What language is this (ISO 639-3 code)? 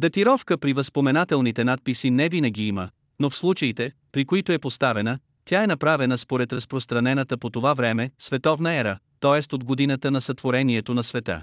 bul